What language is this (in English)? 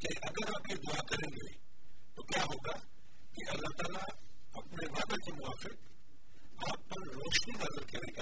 Urdu